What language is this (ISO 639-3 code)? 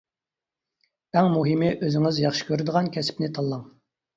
uig